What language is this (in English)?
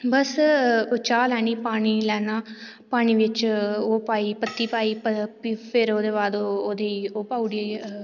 Dogri